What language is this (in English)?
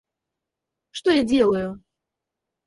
Russian